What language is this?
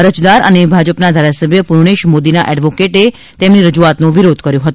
Gujarati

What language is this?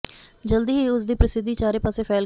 Punjabi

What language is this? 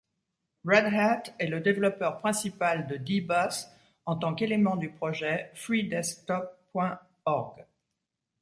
French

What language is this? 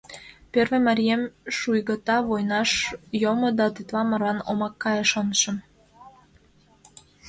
Mari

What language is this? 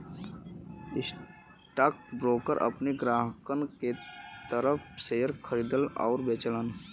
Bhojpuri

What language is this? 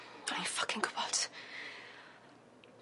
Welsh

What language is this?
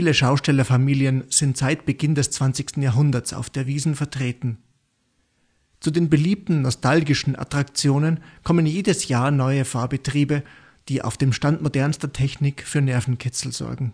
German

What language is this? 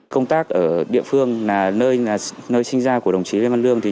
Vietnamese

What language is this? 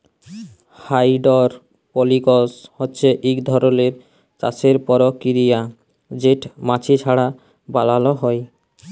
Bangla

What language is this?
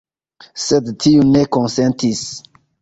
Esperanto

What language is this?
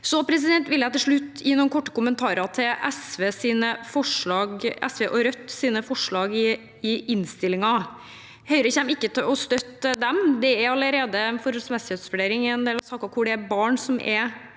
Norwegian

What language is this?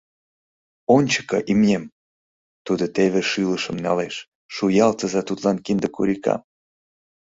Mari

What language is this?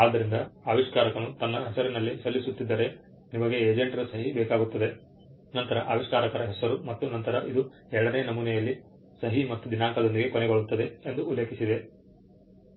Kannada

